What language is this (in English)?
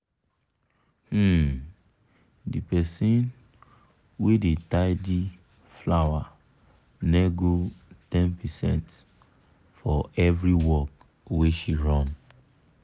Nigerian Pidgin